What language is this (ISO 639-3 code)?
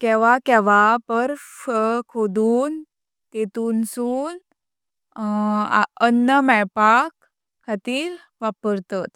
kok